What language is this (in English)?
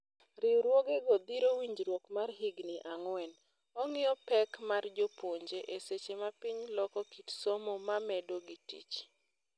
Luo (Kenya and Tanzania)